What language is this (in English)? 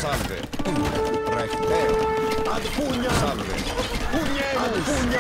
Italian